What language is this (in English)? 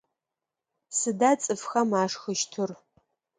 Adyghe